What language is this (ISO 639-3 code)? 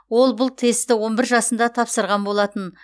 kaz